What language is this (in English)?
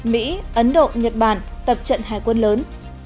Vietnamese